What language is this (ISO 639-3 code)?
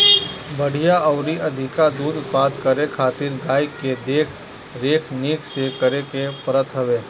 bho